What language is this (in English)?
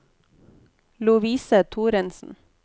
Norwegian